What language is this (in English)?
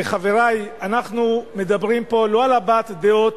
Hebrew